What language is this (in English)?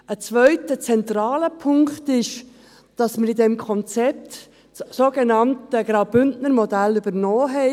Swiss German